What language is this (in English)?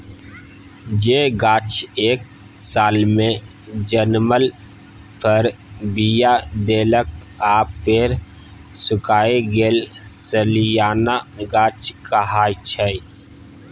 Maithili